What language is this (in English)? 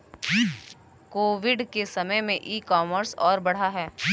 Hindi